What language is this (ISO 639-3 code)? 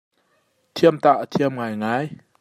cnh